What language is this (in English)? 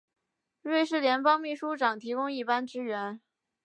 Chinese